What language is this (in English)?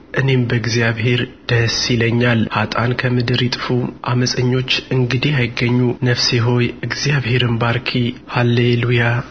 Amharic